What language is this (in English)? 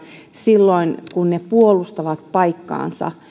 Finnish